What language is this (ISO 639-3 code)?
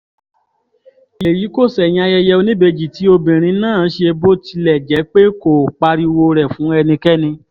yor